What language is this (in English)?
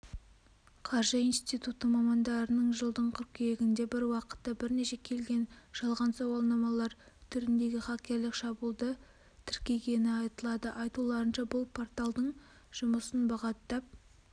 Kazakh